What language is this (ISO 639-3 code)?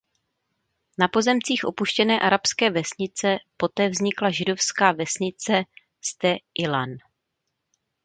ces